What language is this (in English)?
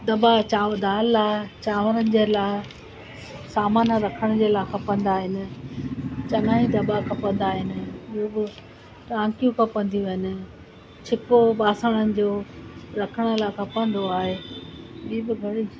Sindhi